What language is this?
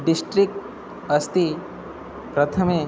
Sanskrit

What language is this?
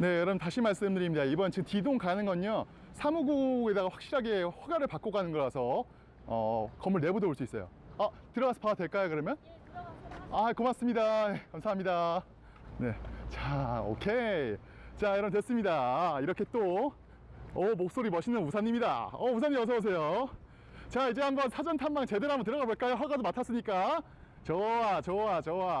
Korean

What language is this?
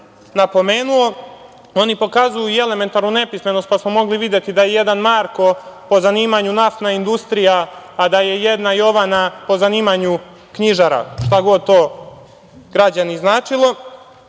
Serbian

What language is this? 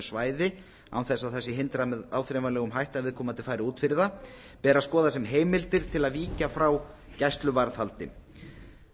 Icelandic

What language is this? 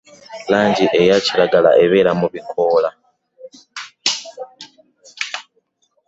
Ganda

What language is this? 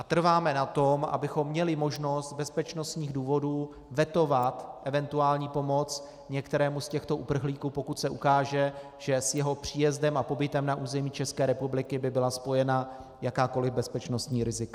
Czech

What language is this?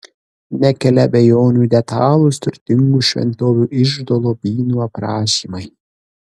Lithuanian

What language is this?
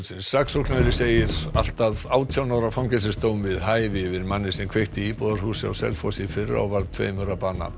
Icelandic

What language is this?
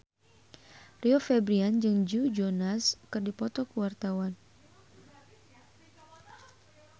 Sundanese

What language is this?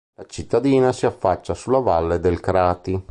Italian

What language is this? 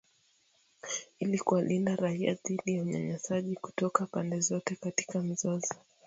Swahili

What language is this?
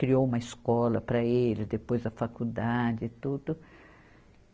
Portuguese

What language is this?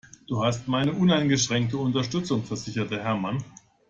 German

